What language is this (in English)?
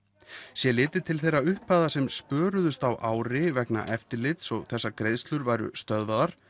Icelandic